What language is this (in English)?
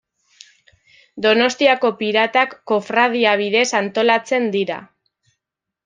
Basque